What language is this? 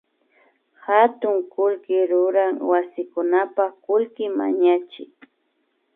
Imbabura Highland Quichua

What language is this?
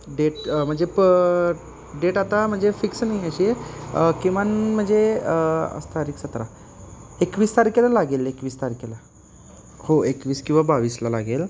Marathi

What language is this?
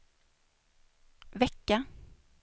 Swedish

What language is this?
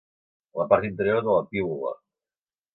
Catalan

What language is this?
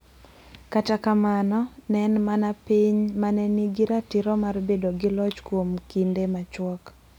Luo (Kenya and Tanzania)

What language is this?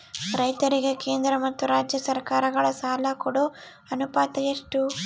Kannada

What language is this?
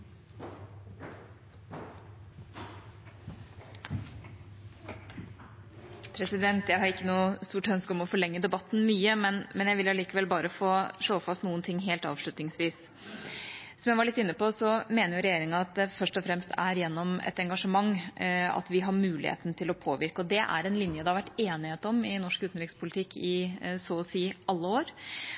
Norwegian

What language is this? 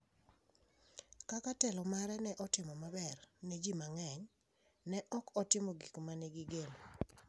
Luo (Kenya and Tanzania)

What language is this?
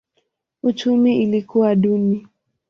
Swahili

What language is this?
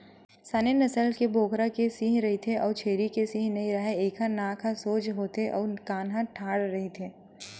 Chhattisgarhi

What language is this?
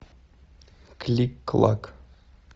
Russian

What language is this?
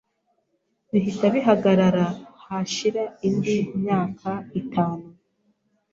Kinyarwanda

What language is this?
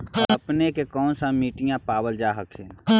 Magahi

